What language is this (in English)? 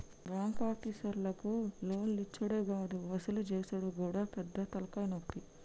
Telugu